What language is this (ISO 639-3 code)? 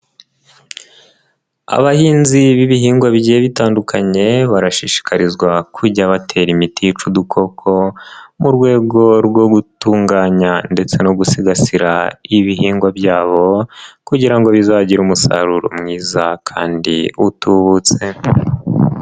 kin